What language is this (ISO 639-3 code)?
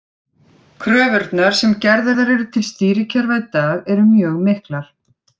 isl